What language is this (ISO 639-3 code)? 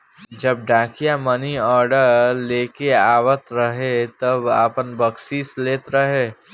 bho